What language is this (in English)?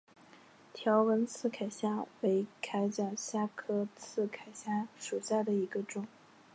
Chinese